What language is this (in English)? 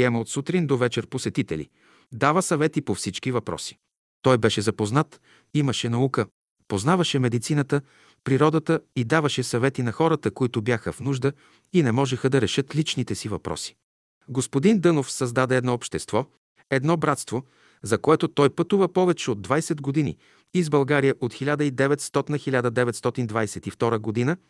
Bulgarian